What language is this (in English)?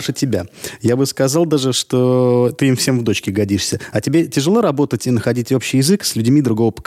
Russian